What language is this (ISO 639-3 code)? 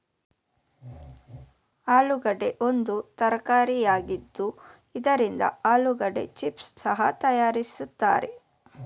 kan